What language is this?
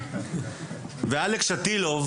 Hebrew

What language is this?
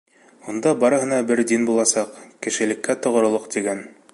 Bashkir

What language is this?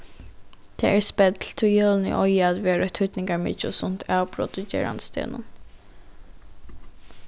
Faroese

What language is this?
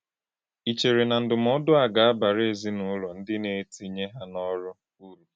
Igbo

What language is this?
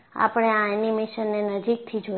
Gujarati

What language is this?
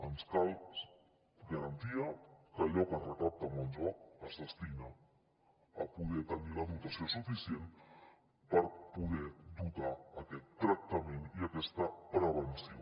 Catalan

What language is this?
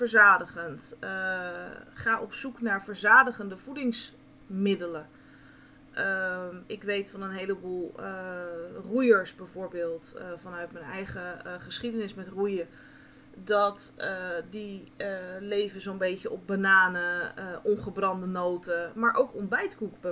Dutch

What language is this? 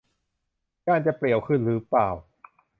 Thai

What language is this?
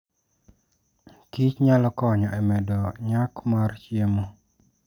Luo (Kenya and Tanzania)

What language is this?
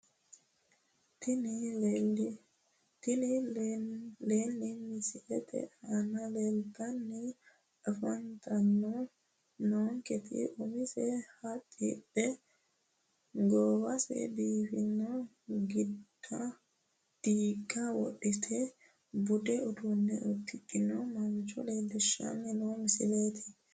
Sidamo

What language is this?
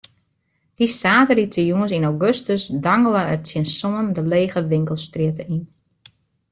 Western Frisian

